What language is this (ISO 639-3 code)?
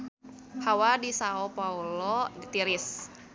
sun